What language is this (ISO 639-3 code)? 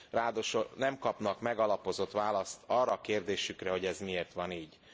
hun